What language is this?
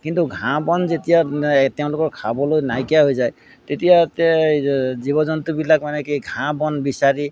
Assamese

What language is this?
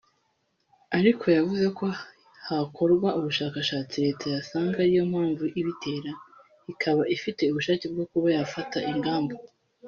Kinyarwanda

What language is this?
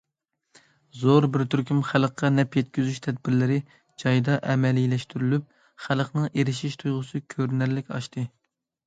Uyghur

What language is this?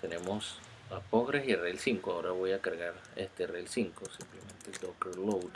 Spanish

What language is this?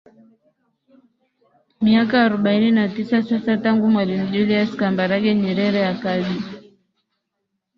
Swahili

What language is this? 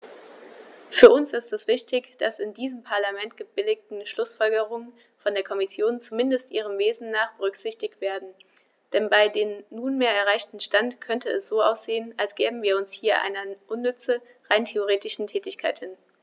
German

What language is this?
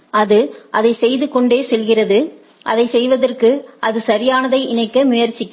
Tamil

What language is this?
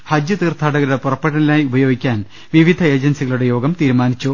Malayalam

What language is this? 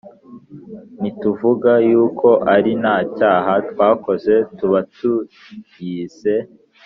Kinyarwanda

